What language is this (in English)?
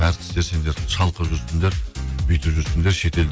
Kazakh